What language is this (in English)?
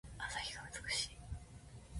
Japanese